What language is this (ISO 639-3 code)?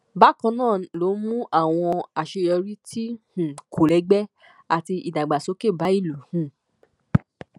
yor